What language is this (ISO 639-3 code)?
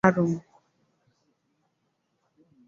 swa